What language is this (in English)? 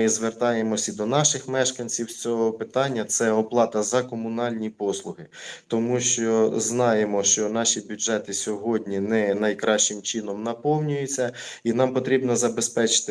Ukrainian